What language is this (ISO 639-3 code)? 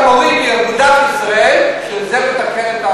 heb